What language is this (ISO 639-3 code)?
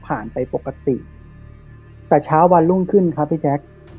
tha